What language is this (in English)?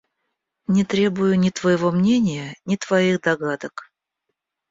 Russian